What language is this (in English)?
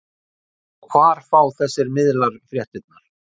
Icelandic